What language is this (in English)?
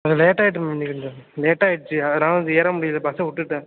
Tamil